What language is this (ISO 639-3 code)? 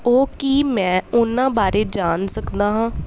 pan